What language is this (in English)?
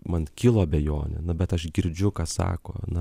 Lithuanian